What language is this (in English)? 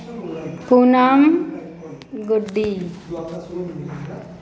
Hindi